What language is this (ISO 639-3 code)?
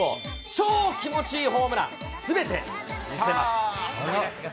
jpn